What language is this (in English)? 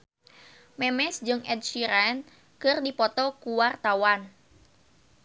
Sundanese